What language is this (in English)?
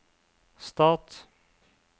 Norwegian